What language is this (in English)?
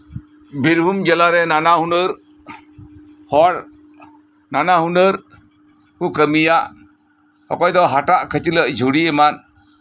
Santali